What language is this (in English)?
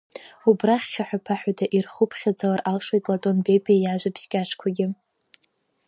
Abkhazian